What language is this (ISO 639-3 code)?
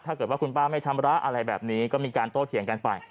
tha